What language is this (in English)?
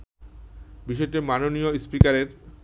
Bangla